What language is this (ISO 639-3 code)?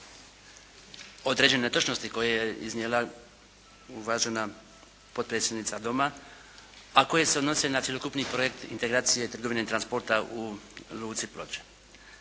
hrv